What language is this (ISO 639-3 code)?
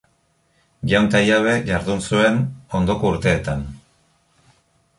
eus